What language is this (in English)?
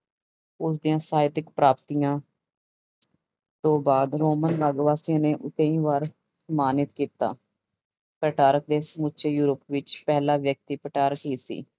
Punjabi